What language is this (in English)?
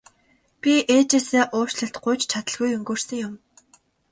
Mongolian